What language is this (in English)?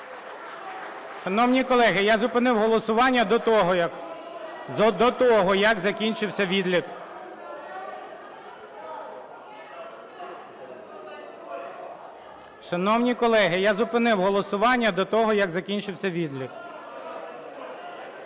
Ukrainian